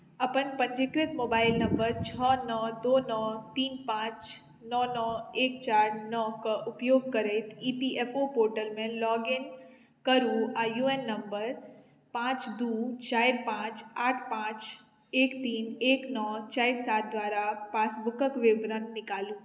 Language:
Maithili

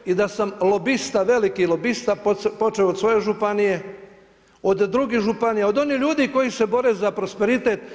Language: Croatian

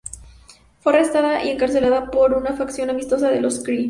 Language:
Spanish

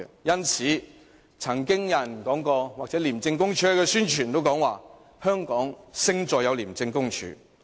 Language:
Cantonese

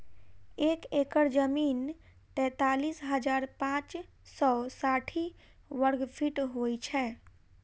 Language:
Maithili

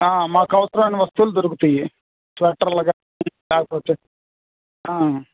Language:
Telugu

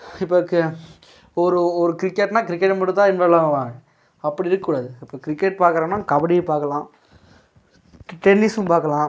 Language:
Tamil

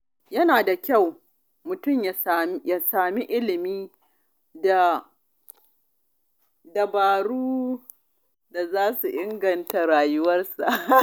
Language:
Hausa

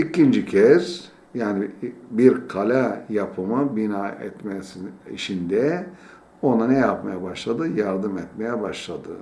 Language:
Turkish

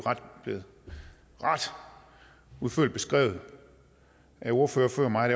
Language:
Danish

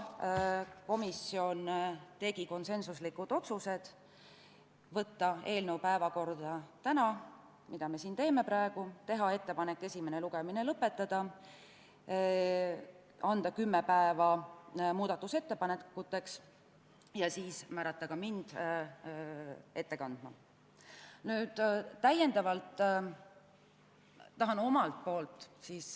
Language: Estonian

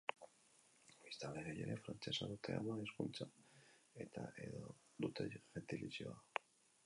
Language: Basque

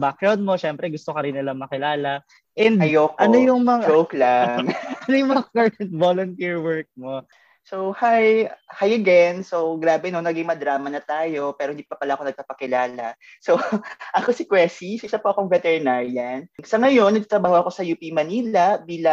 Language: Filipino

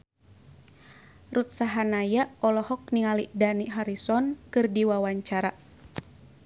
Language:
Sundanese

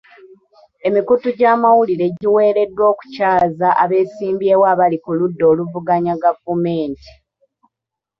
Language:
Ganda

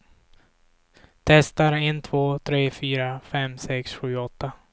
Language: Swedish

